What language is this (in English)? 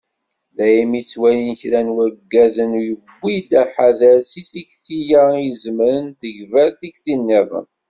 Kabyle